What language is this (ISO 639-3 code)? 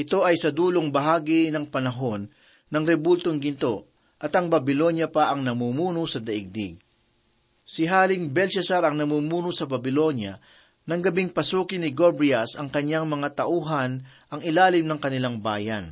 fil